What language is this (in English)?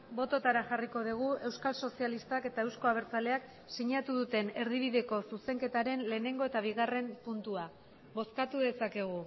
Basque